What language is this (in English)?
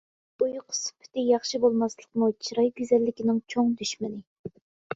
Uyghur